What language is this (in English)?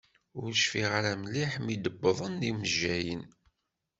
Kabyle